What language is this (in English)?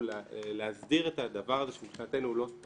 Hebrew